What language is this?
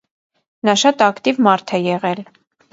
Armenian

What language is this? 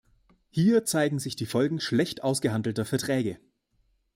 German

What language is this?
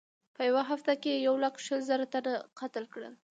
Pashto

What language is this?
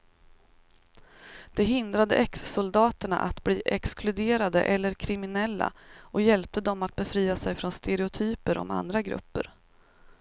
Swedish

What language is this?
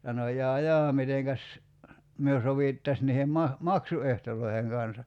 Finnish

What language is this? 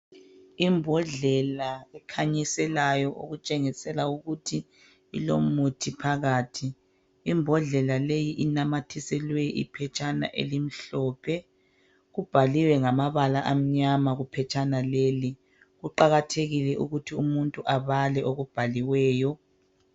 North Ndebele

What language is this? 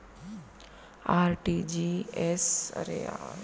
Chhattisgarhi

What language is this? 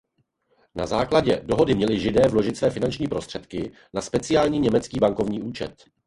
Czech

